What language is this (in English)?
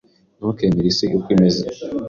Kinyarwanda